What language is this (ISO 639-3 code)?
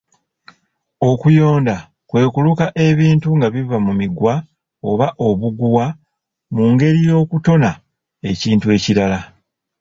lug